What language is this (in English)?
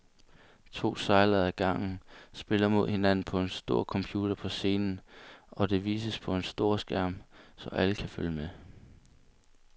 Danish